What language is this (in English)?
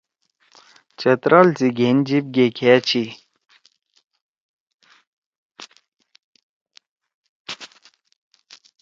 Torwali